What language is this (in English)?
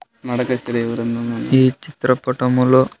Telugu